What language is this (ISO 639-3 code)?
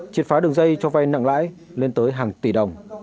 vie